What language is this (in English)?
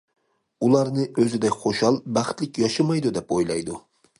Uyghur